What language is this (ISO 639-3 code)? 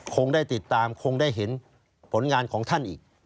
tha